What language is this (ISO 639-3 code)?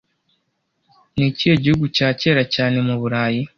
kin